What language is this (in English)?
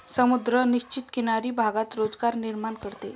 Marathi